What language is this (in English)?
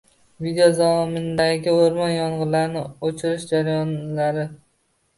Uzbek